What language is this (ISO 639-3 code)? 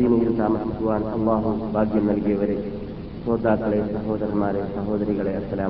mal